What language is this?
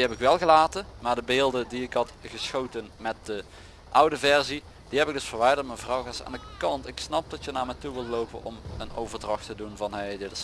Dutch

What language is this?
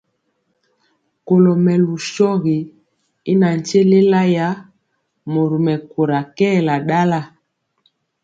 Mpiemo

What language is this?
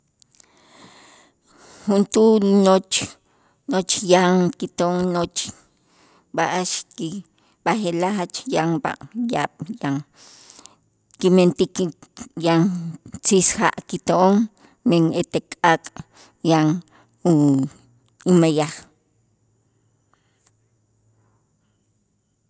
Itzá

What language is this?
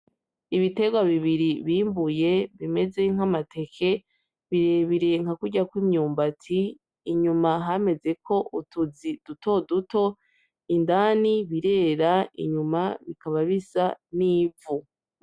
Rundi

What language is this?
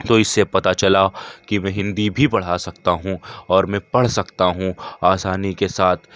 Urdu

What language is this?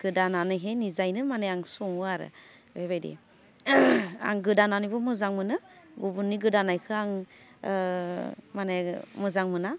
Bodo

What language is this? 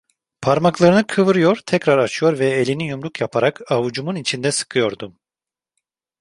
Turkish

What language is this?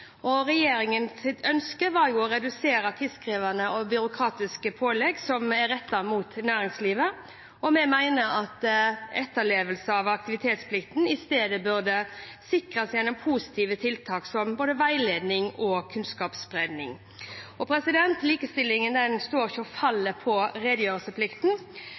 Norwegian Bokmål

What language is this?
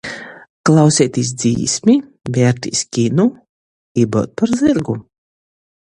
Latgalian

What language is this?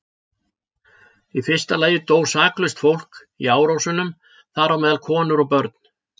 Icelandic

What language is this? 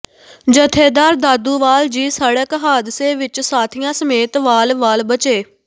Punjabi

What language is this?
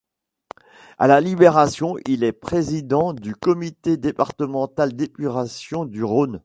French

